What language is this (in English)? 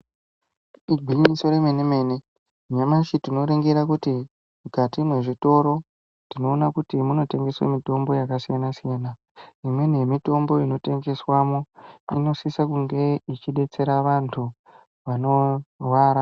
Ndau